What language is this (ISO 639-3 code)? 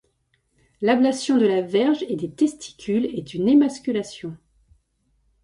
fra